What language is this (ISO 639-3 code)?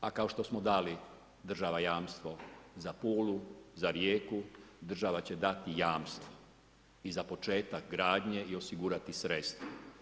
hrv